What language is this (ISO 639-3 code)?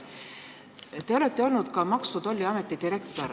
est